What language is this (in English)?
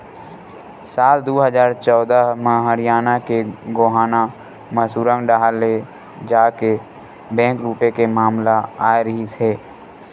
Chhattisgarhi